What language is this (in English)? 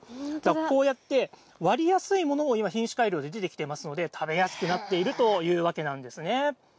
Japanese